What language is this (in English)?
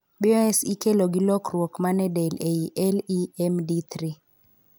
Luo (Kenya and Tanzania)